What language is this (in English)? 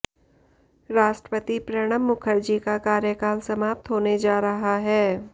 Hindi